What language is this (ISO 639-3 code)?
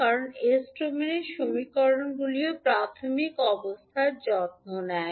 ben